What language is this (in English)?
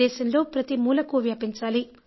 Telugu